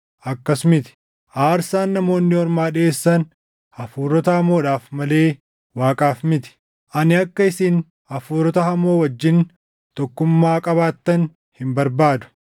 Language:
Oromo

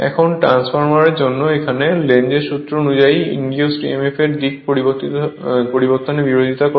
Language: Bangla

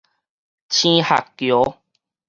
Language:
Min Nan Chinese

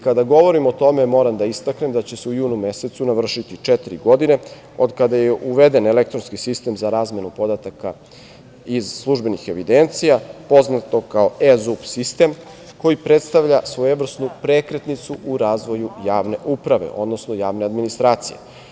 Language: Serbian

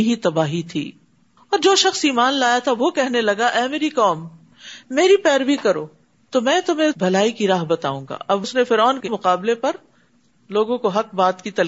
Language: Urdu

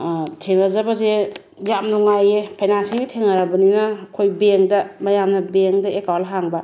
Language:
Manipuri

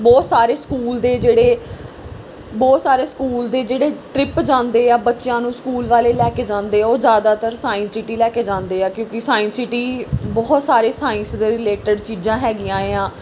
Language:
Punjabi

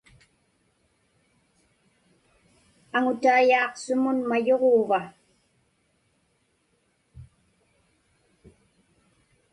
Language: Inupiaq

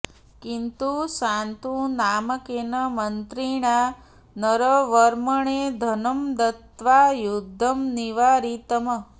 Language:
Sanskrit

